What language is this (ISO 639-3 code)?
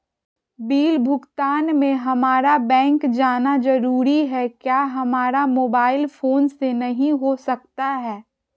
mag